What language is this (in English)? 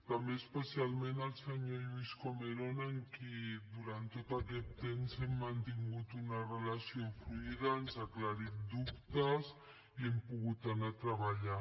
Catalan